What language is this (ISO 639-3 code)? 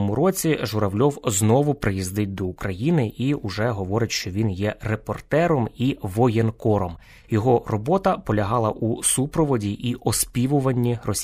ukr